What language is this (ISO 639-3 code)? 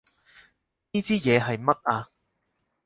yue